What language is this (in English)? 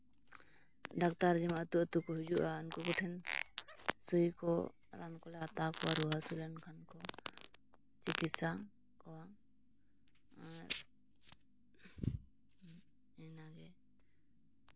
Santali